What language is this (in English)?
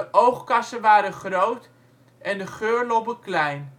Dutch